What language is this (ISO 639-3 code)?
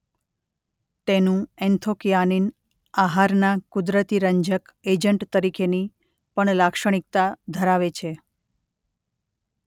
guj